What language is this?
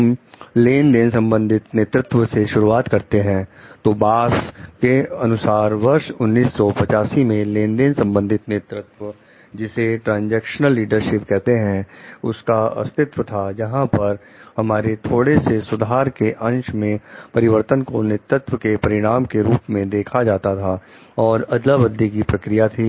Hindi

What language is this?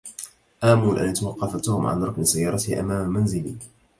Arabic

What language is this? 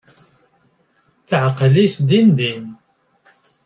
Kabyle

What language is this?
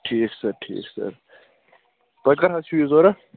Kashmiri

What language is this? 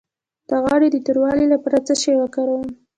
Pashto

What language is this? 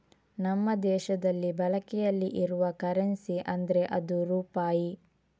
Kannada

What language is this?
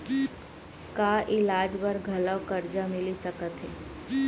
Chhattisgarhi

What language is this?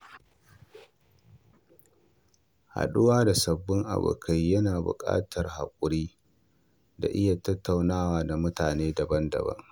Hausa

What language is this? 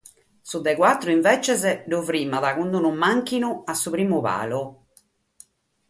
Sardinian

